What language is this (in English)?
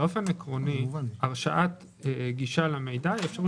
Hebrew